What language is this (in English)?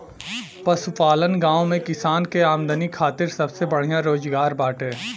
Bhojpuri